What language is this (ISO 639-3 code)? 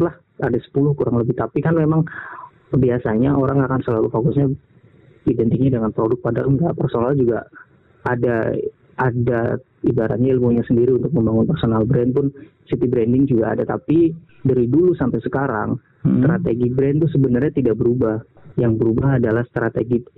ind